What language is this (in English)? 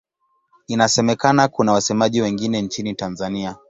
Swahili